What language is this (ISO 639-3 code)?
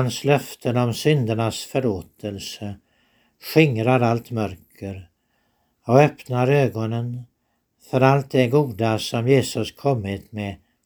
swe